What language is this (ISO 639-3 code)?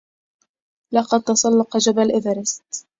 ara